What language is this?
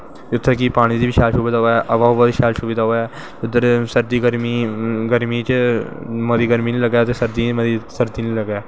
Dogri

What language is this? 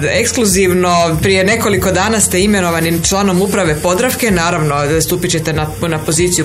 Croatian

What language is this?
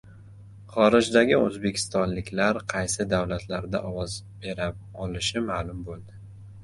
Uzbek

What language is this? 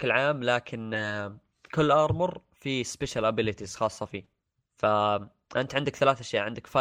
Arabic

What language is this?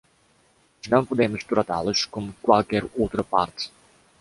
Portuguese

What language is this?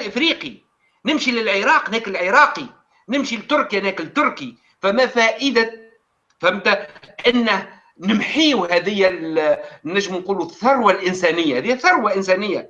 Arabic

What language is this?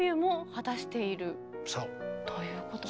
Japanese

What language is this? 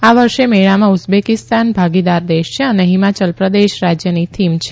Gujarati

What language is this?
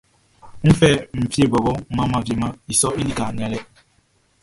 Baoulé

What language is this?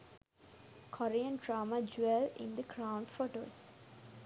Sinhala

